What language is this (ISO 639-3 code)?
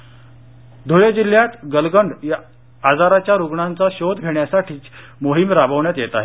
mar